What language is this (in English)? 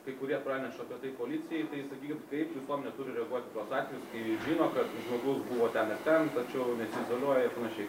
Lithuanian